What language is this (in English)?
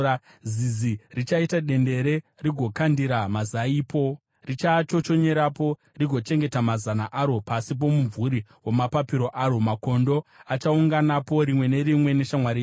Shona